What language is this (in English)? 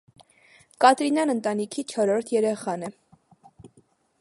Armenian